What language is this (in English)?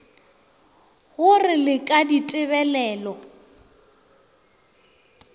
Northern Sotho